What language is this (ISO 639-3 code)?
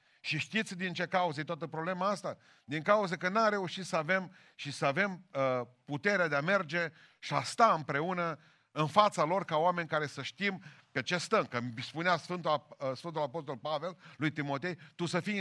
ron